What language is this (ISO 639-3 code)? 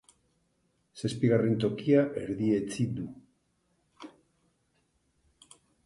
eus